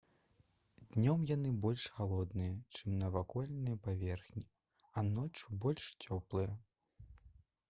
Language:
Belarusian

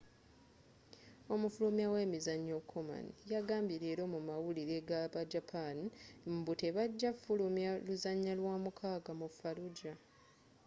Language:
Ganda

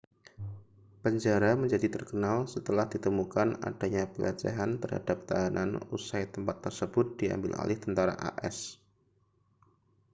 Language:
Indonesian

